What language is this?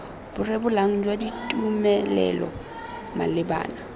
Tswana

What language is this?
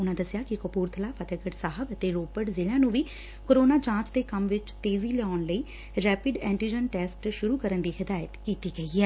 Punjabi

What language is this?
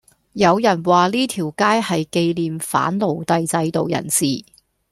Cantonese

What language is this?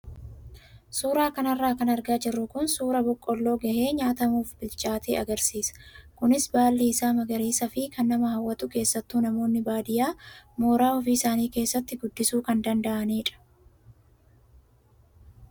Oromo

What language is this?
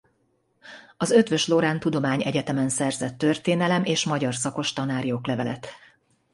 Hungarian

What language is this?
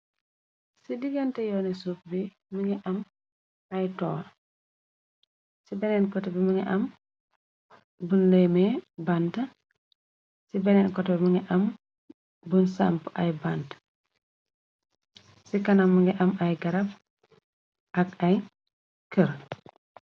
Wolof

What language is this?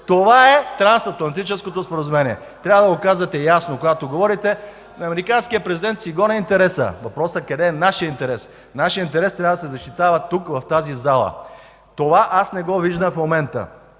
Bulgarian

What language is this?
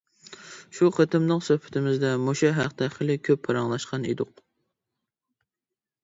Uyghur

